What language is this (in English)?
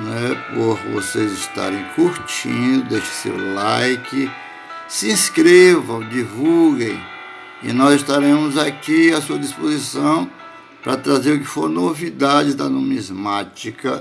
Portuguese